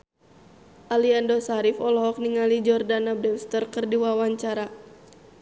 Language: Sundanese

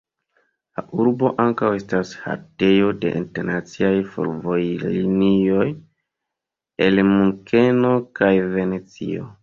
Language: Esperanto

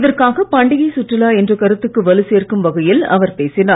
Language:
Tamil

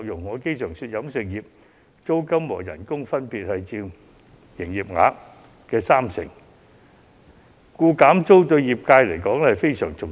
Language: Cantonese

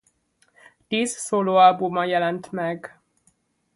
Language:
Hungarian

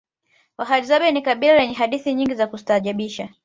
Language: Swahili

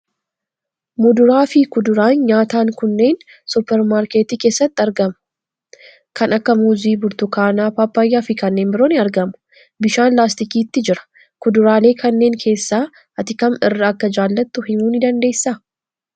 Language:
Oromo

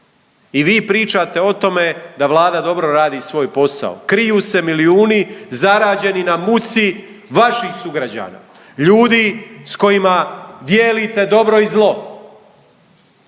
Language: Croatian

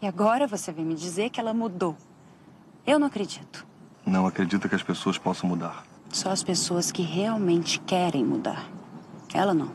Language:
Portuguese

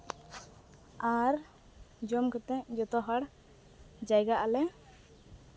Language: Santali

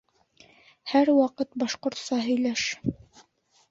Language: Bashkir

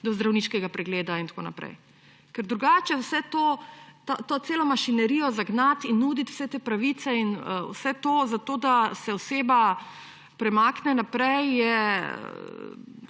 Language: Slovenian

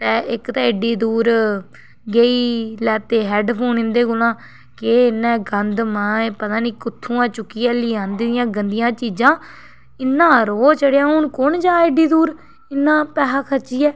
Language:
Dogri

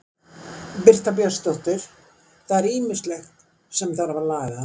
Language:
Icelandic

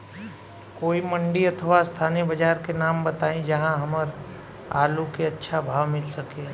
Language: Bhojpuri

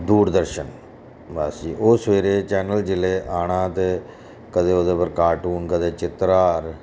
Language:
Dogri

